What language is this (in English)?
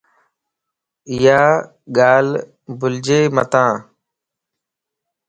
Lasi